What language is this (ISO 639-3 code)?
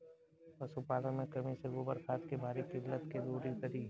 bho